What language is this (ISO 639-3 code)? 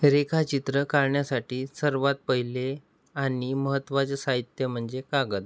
mar